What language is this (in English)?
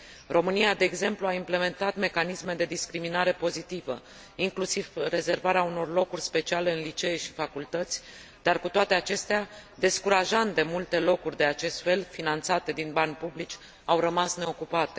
Romanian